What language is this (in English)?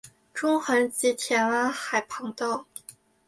Chinese